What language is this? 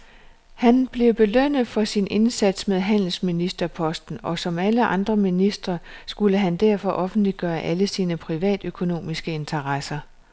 Danish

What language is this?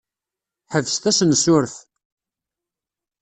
Kabyle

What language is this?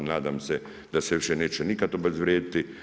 Croatian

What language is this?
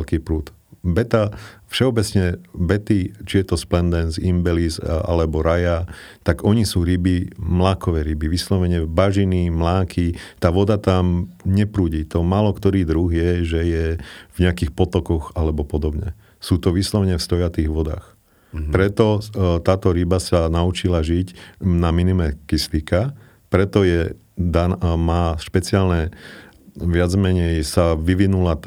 Slovak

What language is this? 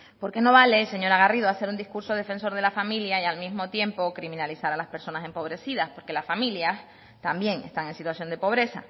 Spanish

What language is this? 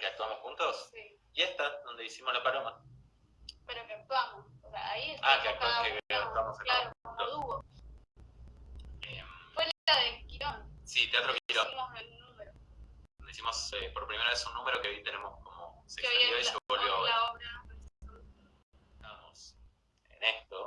Spanish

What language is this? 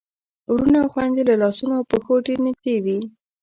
Pashto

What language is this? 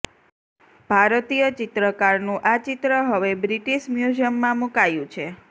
Gujarati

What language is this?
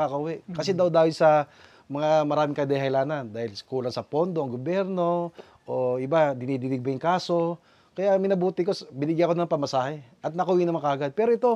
Filipino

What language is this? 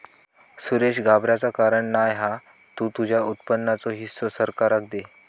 Marathi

